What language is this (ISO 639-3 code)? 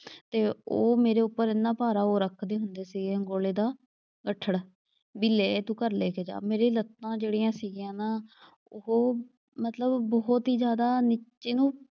pan